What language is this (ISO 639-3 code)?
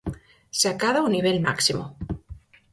glg